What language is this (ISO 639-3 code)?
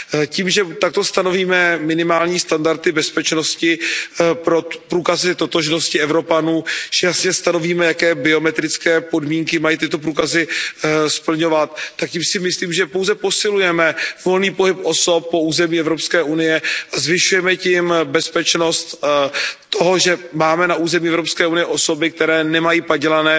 ces